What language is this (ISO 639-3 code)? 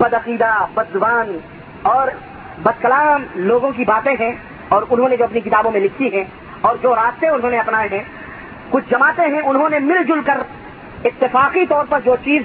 urd